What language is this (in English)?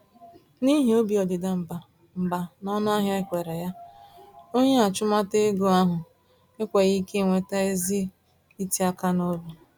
Igbo